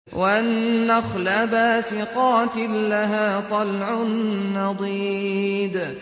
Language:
Arabic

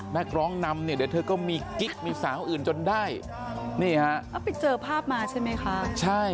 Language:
Thai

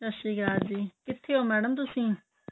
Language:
Punjabi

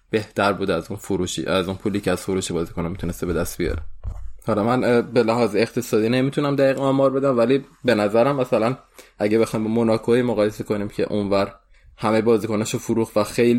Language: Persian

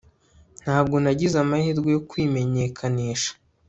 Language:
Kinyarwanda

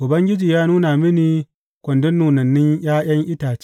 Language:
Hausa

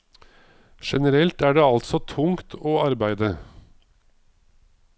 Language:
Norwegian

